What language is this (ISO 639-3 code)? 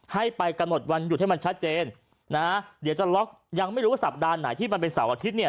tha